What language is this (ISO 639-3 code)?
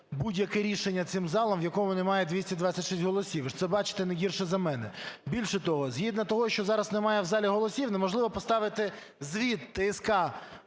ukr